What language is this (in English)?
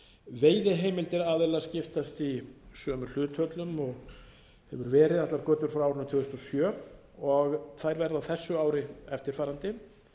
Icelandic